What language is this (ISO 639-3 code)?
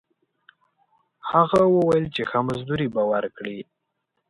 pus